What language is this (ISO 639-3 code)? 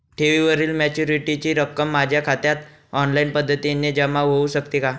mar